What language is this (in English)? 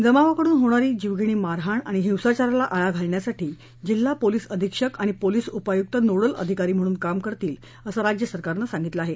Marathi